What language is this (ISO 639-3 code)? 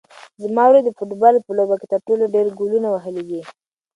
pus